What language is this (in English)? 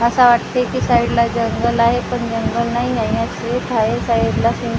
Marathi